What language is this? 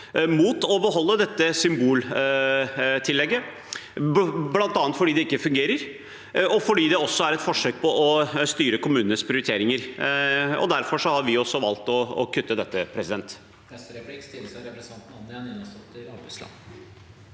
Norwegian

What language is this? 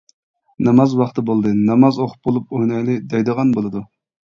Uyghur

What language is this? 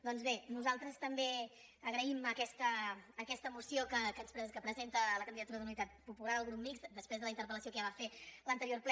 Catalan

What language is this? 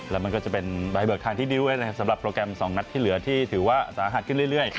Thai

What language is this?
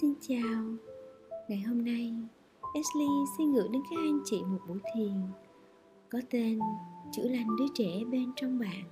Vietnamese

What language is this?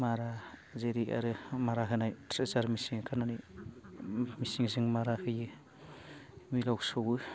Bodo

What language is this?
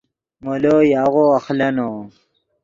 Yidgha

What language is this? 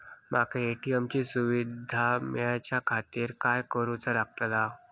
Marathi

